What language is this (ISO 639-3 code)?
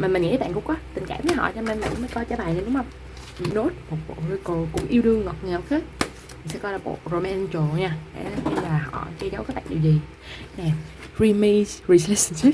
vie